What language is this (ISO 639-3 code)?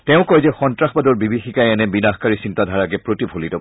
asm